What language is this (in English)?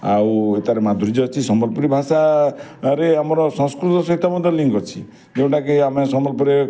Odia